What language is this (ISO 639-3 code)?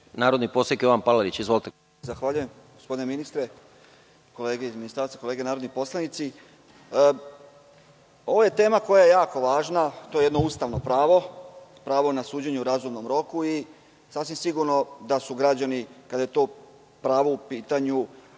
srp